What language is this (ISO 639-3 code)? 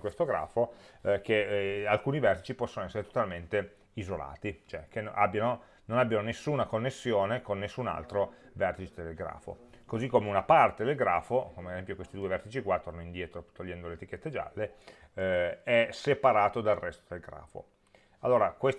ita